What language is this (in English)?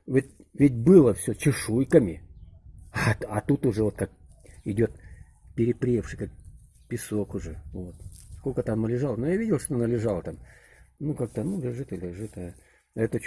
Russian